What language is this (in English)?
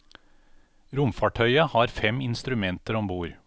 Norwegian